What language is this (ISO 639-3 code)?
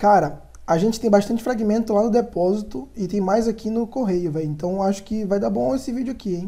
por